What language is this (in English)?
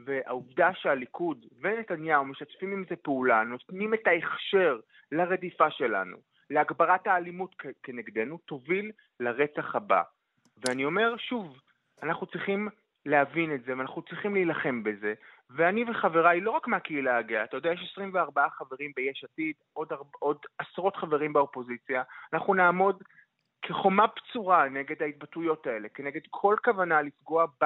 Hebrew